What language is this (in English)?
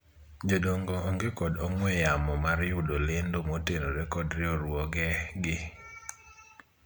Luo (Kenya and Tanzania)